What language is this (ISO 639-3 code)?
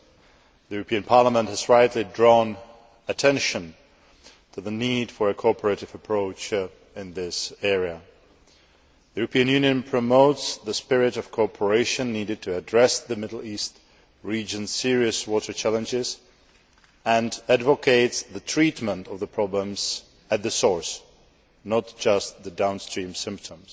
eng